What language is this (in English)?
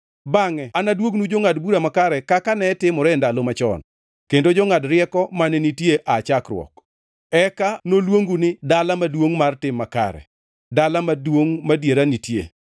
Luo (Kenya and Tanzania)